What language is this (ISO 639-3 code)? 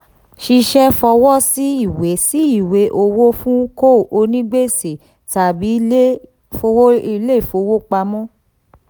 yor